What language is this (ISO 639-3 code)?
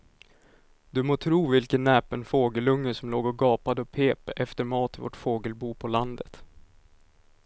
swe